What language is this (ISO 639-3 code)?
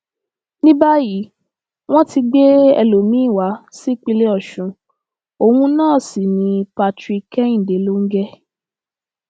yor